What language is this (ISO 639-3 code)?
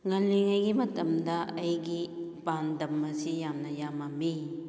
mni